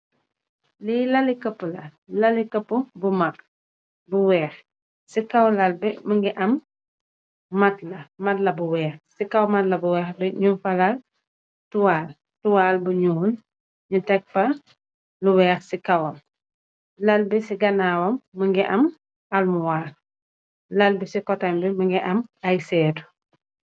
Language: Wolof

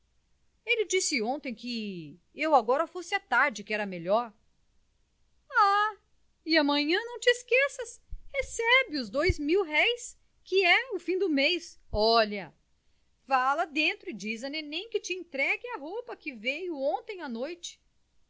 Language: Portuguese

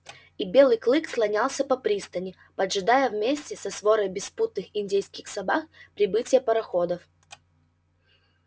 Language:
Russian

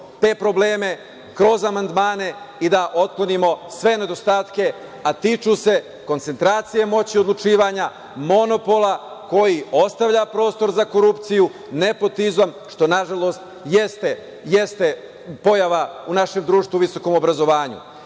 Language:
Serbian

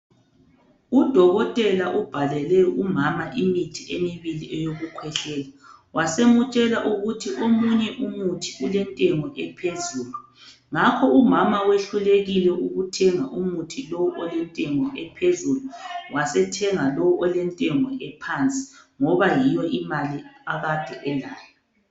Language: North Ndebele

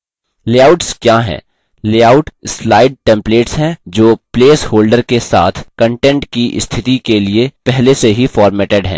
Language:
Hindi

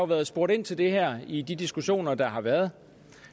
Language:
Danish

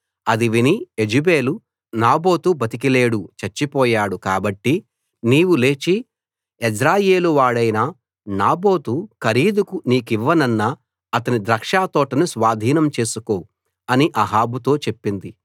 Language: Telugu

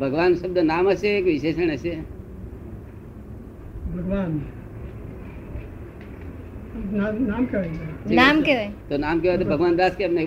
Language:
Gujarati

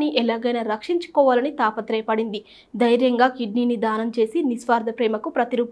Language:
Telugu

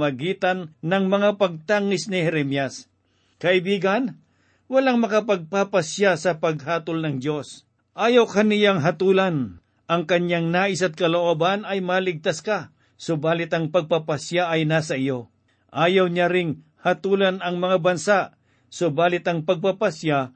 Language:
Filipino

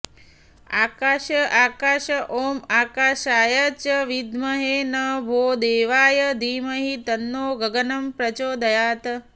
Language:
Sanskrit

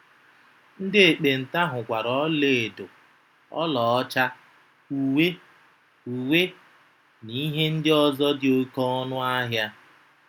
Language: Igbo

